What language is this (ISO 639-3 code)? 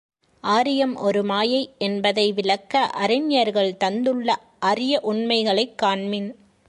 tam